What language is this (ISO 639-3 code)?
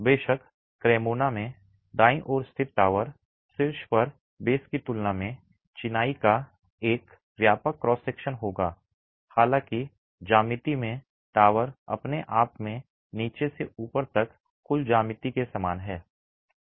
hin